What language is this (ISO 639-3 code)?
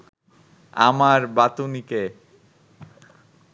ben